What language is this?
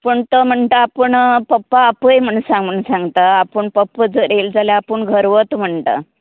Konkani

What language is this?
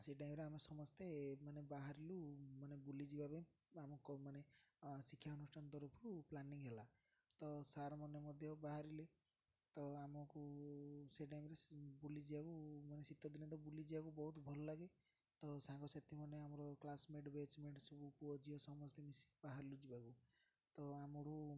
Odia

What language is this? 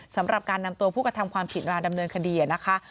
Thai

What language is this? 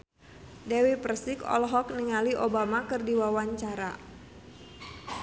Sundanese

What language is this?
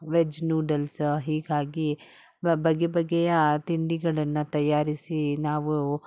Kannada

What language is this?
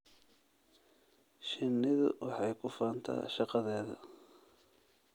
Somali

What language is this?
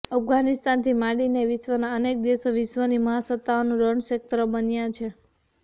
Gujarati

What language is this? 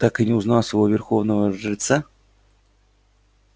Russian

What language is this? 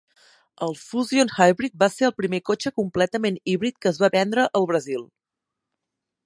Catalan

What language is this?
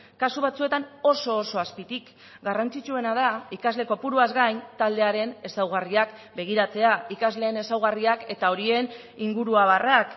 Basque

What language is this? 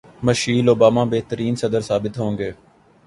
Urdu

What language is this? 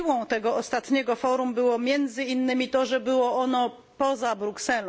Polish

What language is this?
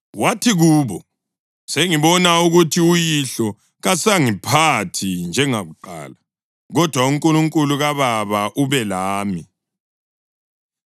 North Ndebele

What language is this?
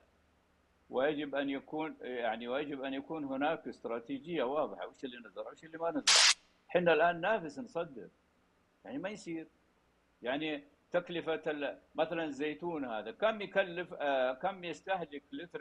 Arabic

